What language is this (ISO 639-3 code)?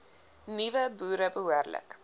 afr